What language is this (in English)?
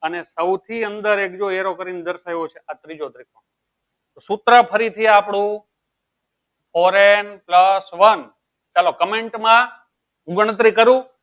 Gujarati